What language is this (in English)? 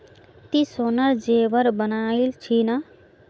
Magahi